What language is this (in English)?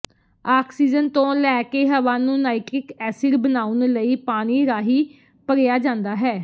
Punjabi